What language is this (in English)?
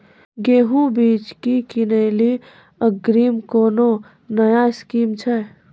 Maithili